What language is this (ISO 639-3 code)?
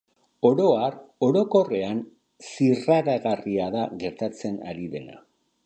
eus